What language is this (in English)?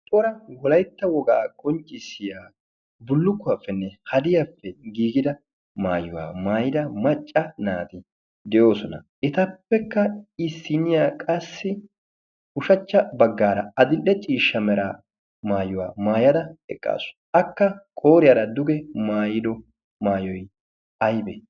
Wolaytta